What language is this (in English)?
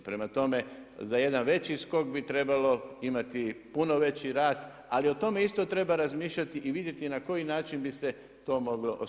Croatian